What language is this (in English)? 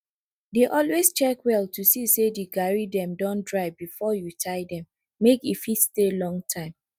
Nigerian Pidgin